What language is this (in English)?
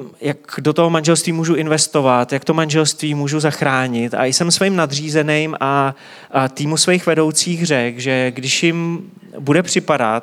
Czech